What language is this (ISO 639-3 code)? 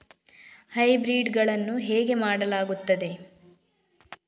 kan